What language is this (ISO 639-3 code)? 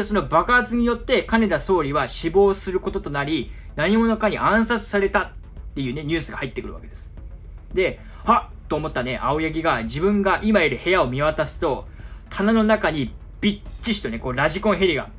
jpn